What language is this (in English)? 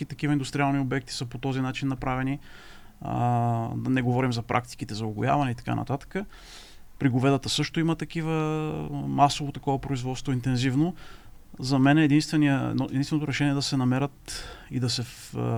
Bulgarian